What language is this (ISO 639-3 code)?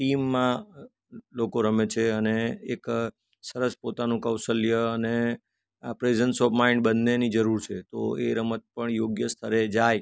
guj